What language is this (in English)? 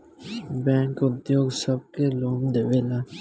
Bhojpuri